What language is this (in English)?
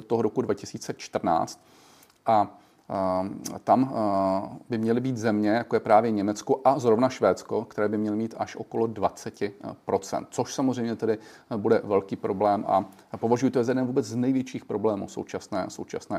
Czech